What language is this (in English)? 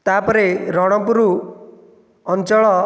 Odia